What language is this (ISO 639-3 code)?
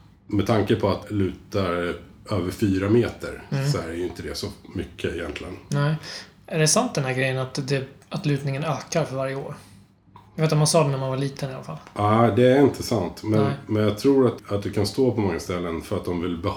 swe